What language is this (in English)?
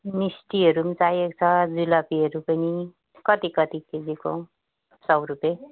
Nepali